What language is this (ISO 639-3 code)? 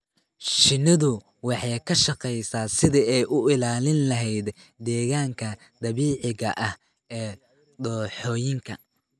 som